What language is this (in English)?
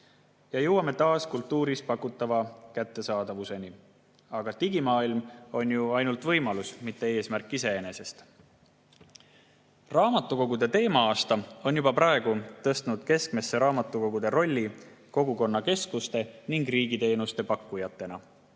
Estonian